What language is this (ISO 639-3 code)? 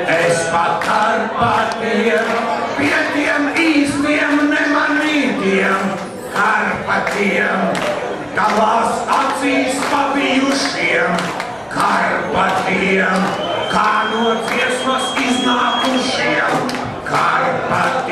lav